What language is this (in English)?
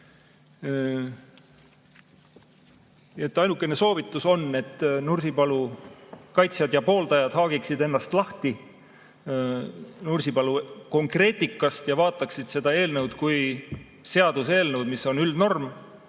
Estonian